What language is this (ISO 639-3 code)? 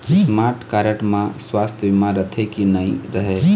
hne